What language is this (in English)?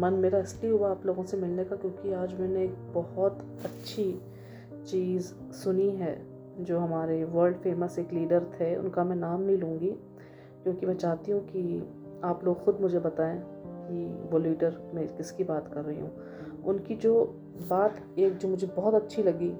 Hindi